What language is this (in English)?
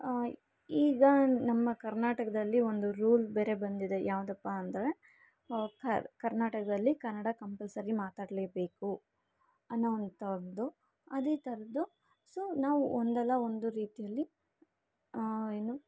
Kannada